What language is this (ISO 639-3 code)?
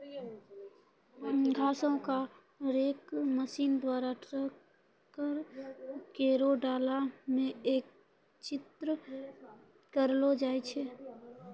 mai